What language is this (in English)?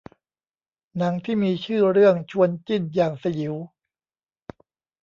Thai